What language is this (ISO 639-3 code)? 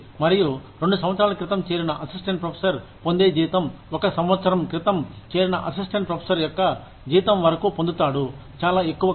tel